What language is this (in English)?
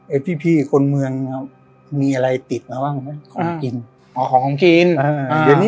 Thai